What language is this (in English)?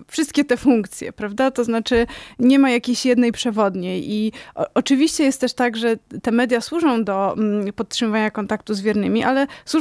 Polish